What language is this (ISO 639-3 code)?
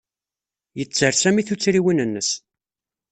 kab